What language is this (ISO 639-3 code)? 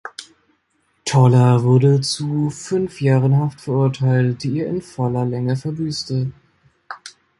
deu